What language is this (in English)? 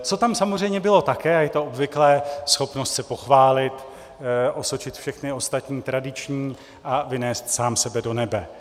Czech